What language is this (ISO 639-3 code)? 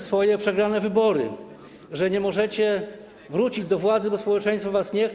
pol